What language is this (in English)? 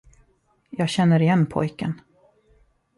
Swedish